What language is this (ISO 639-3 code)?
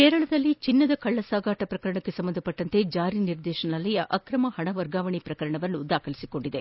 kan